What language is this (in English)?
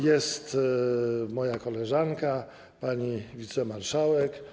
Polish